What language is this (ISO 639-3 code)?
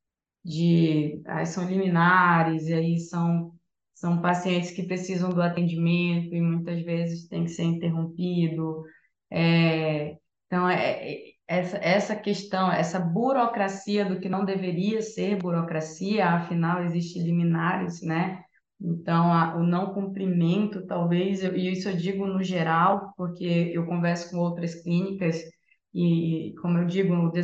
por